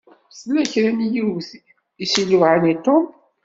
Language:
Kabyle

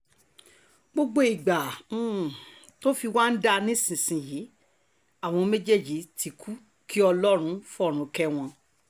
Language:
Yoruba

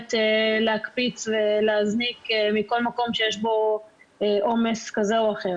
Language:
Hebrew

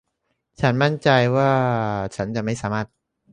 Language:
Thai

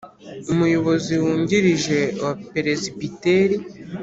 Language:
Kinyarwanda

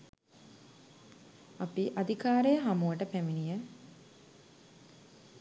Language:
Sinhala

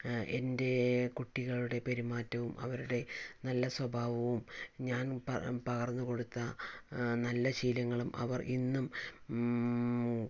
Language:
Malayalam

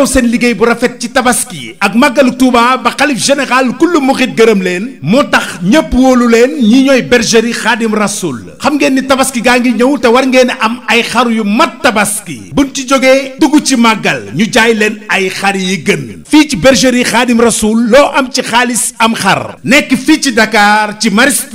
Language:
Indonesian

